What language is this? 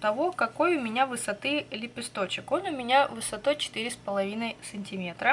Russian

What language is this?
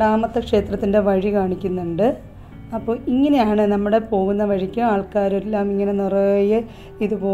Turkish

